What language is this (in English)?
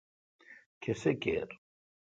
Kalkoti